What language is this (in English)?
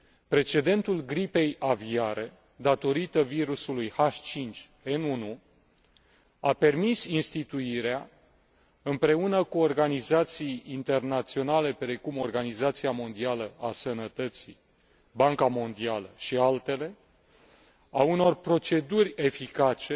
Romanian